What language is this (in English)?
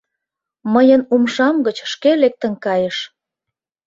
Mari